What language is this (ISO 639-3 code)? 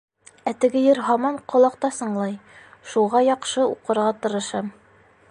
bak